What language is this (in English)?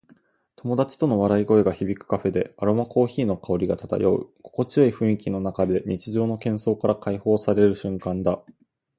Japanese